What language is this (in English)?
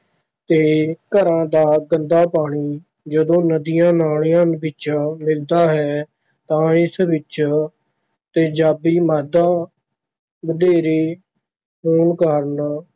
Punjabi